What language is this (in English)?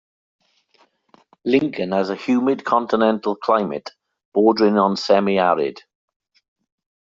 English